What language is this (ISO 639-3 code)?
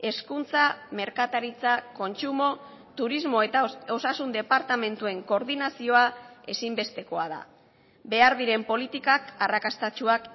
eus